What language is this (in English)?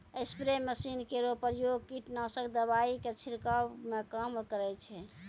Maithili